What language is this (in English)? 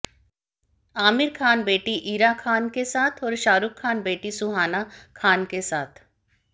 Hindi